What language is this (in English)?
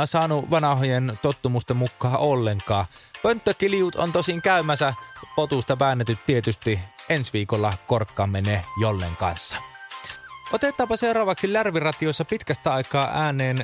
Finnish